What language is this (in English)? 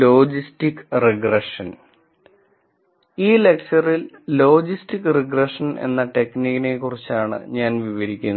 Malayalam